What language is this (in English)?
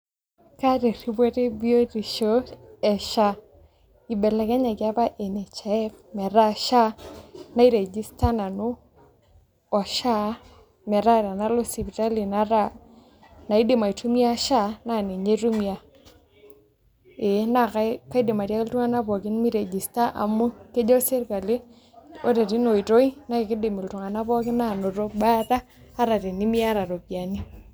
Masai